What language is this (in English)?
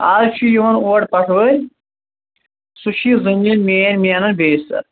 Kashmiri